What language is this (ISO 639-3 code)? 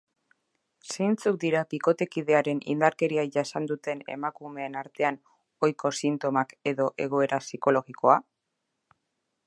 eus